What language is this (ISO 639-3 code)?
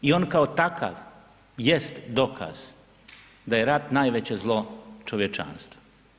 hrv